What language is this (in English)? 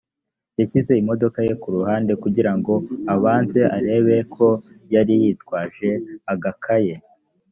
Kinyarwanda